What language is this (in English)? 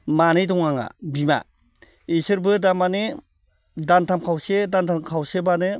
Bodo